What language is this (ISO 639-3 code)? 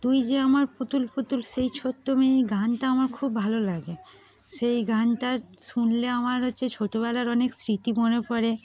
ben